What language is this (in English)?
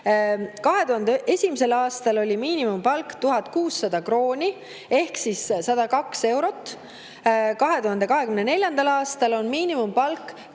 Estonian